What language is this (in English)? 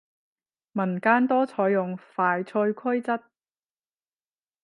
Cantonese